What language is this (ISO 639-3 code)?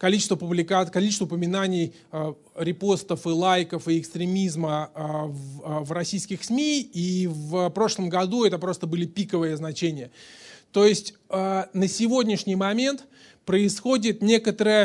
rus